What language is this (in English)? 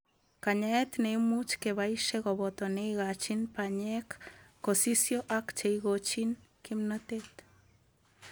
Kalenjin